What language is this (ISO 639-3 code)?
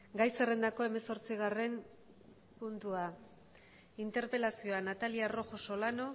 eus